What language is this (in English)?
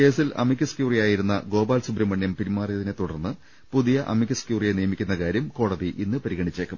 Malayalam